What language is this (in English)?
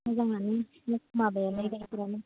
Bodo